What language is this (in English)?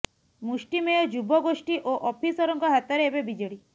Odia